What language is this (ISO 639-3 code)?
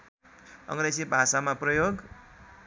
nep